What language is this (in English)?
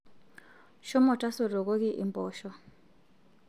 Masai